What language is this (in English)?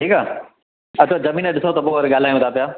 Sindhi